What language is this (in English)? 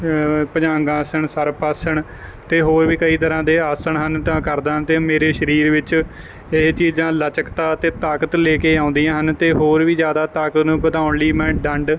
Punjabi